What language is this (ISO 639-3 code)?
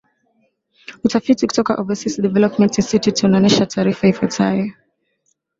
swa